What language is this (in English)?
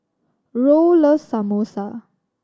English